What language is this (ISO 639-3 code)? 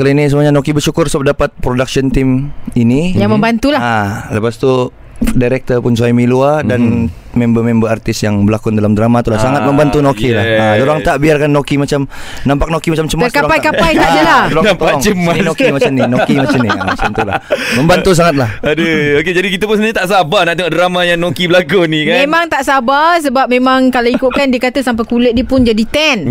msa